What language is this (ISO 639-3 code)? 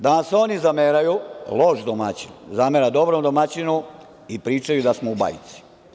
srp